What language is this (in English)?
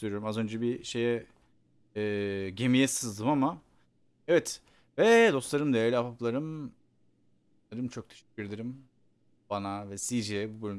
Turkish